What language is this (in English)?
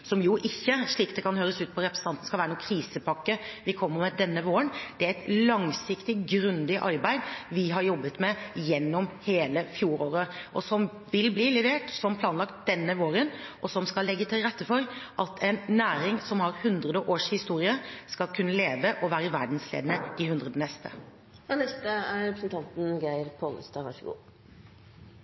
Norwegian Bokmål